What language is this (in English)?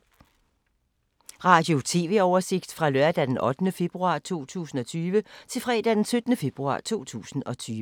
Danish